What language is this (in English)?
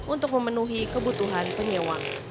Indonesian